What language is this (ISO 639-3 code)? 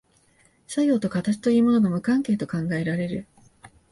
jpn